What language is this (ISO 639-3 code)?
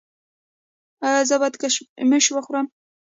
pus